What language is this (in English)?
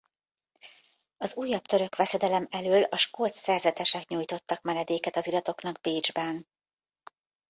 Hungarian